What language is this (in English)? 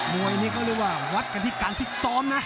Thai